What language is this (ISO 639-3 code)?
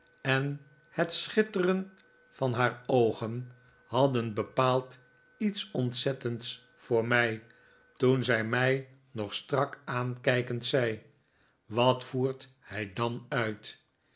nld